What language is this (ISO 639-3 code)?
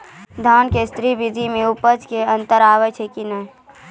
mai